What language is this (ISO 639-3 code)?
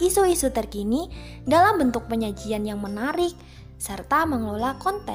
ind